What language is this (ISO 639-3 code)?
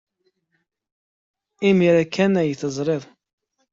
kab